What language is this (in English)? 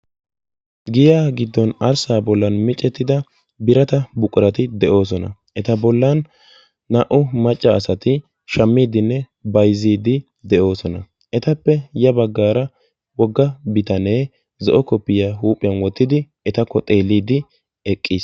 Wolaytta